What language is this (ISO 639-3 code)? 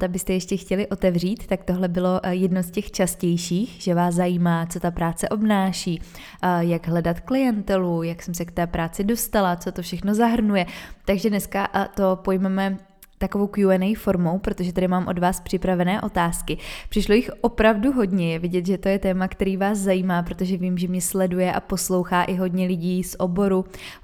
ces